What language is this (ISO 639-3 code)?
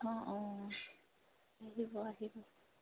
asm